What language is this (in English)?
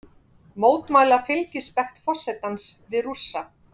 Icelandic